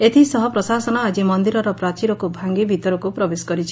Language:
Odia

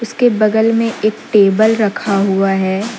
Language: Hindi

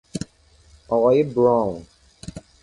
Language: Persian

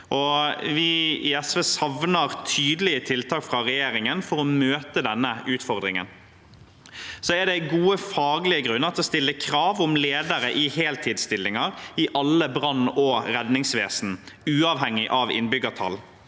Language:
Norwegian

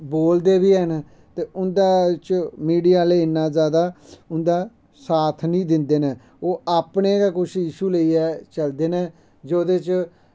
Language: Dogri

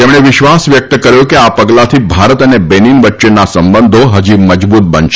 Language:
Gujarati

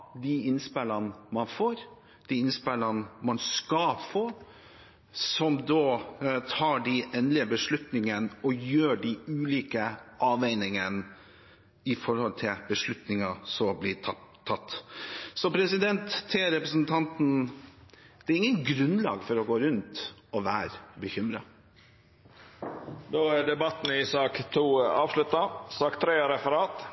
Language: Norwegian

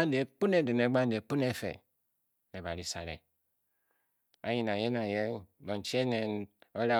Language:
Bokyi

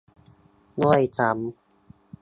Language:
Thai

